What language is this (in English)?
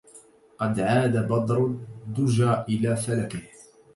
Arabic